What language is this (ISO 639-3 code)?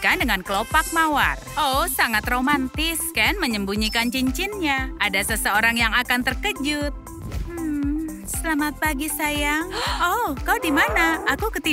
ind